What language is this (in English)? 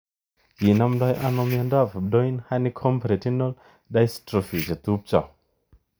Kalenjin